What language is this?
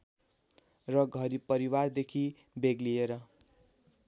Nepali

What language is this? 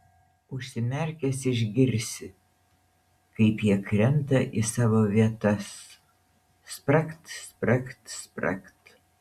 Lithuanian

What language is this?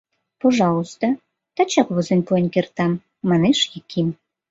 Mari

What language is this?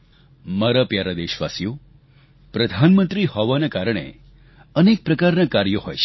Gujarati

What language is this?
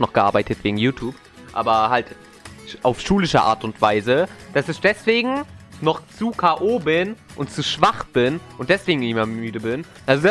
German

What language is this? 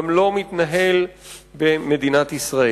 Hebrew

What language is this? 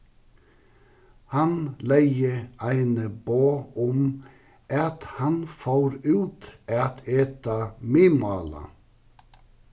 Faroese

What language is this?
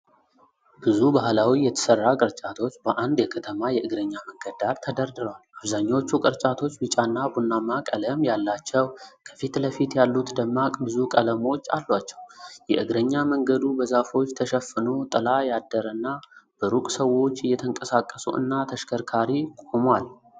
Amharic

